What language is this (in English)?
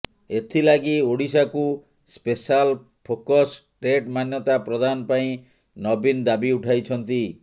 Odia